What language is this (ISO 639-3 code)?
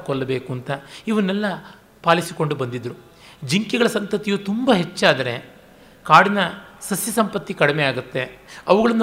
kan